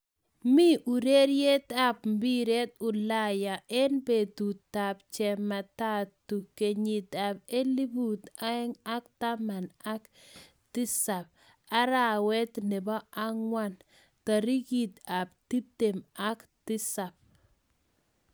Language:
Kalenjin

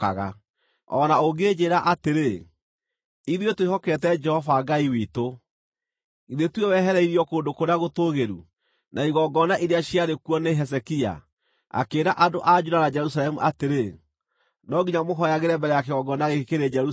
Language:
Kikuyu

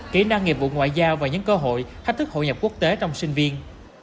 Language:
Vietnamese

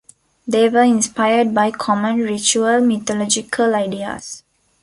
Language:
English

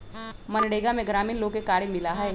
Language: Magahi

